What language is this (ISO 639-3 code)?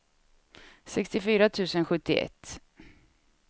swe